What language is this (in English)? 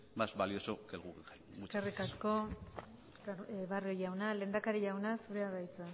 Basque